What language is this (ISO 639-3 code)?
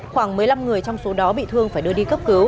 vie